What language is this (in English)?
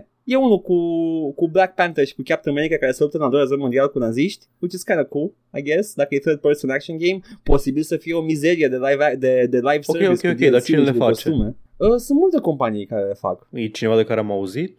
Romanian